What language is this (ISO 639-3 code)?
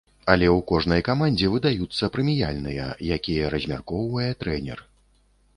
bel